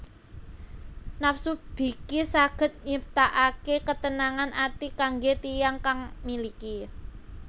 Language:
Javanese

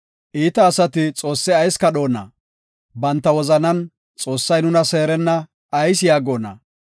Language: Gofa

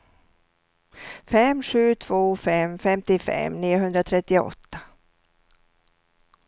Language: Swedish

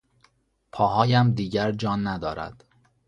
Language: Persian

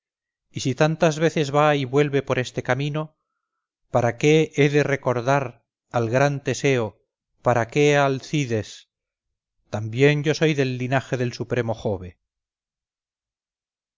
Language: Spanish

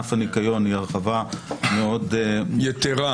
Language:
Hebrew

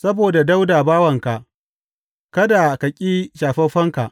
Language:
Hausa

